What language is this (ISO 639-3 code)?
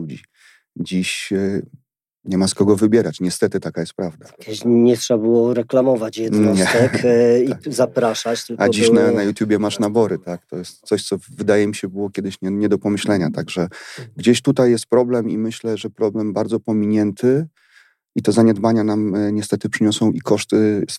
pol